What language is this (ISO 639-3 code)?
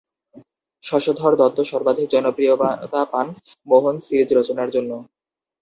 ben